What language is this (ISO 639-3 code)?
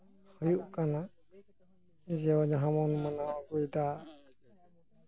sat